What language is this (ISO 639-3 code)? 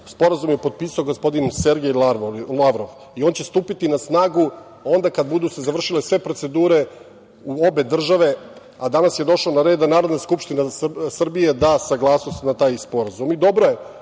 srp